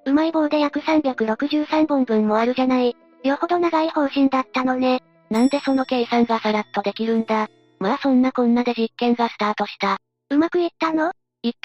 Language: Japanese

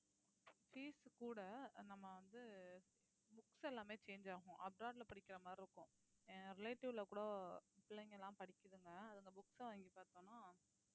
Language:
Tamil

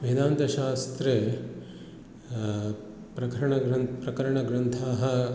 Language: Sanskrit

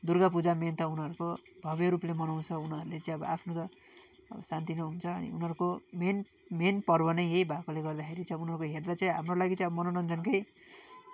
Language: Nepali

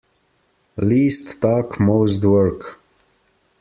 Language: English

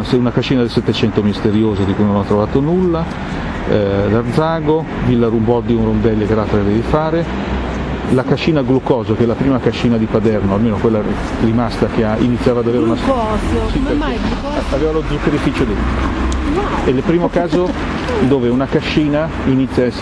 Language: Italian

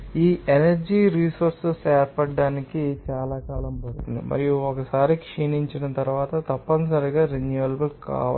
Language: Telugu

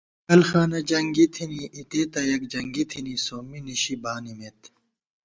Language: Gawar-Bati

